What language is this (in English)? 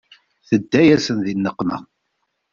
Kabyle